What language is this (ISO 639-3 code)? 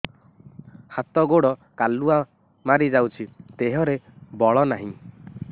ori